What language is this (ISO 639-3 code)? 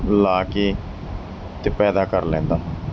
pan